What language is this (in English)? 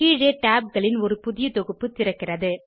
Tamil